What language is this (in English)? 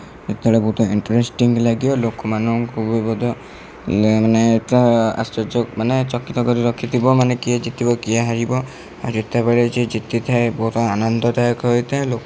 Odia